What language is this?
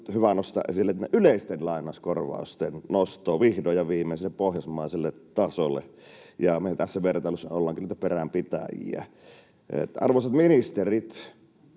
Finnish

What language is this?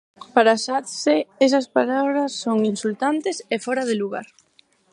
Galician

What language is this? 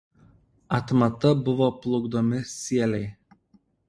Lithuanian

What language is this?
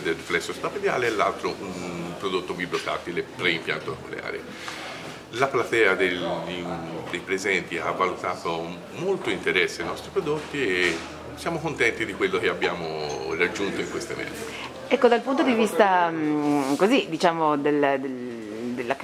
Italian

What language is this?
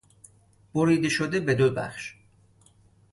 Persian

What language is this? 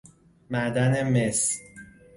Persian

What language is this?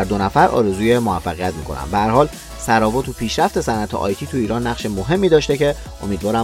Persian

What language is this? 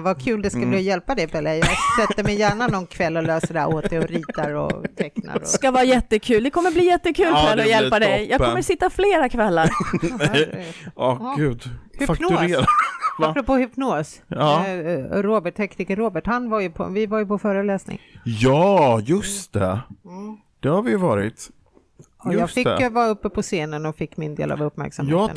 Swedish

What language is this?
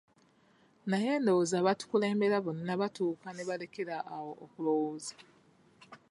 Ganda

